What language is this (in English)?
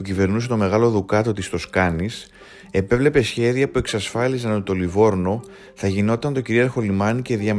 Greek